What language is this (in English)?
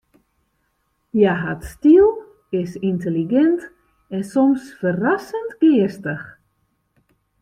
Western Frisian